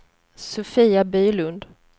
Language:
Swedish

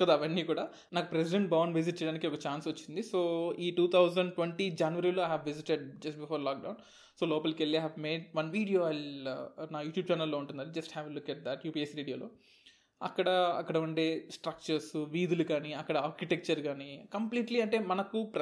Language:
Telugu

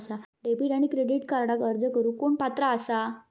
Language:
Marathi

